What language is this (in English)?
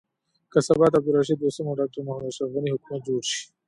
Pashto